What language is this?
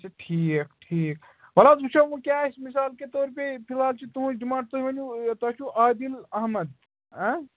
Kashmiri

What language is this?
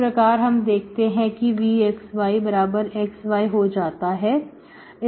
Hindi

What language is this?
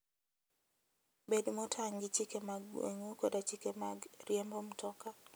Luo (Kenya and Tanzania)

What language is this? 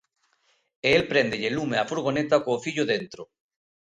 Galician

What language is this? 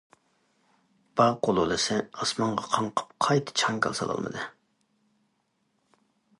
Uyghur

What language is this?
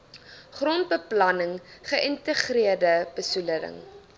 Afrikaans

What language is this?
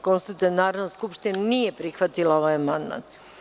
Serbian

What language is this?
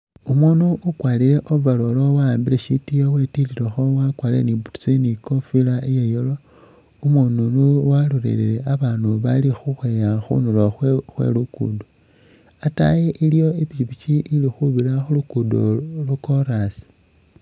Masaaba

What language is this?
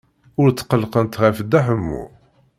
Kabyle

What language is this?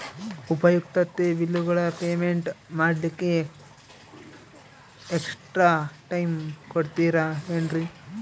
Kannada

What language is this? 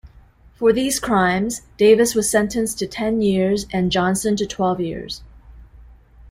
English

